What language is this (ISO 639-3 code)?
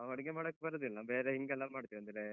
kan